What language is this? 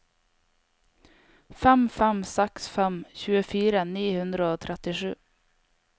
Norwegian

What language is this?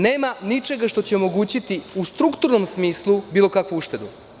Serbian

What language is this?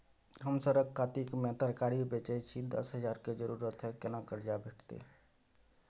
Maithili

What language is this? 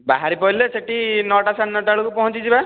Odia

